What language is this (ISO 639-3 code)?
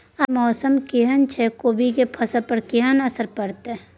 mai